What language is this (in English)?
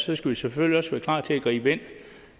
Danish